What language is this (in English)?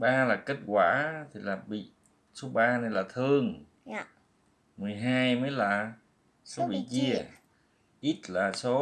Vietnamese